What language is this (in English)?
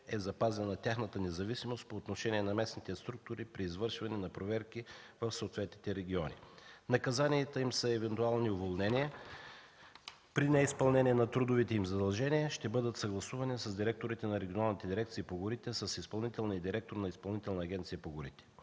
Bulgarian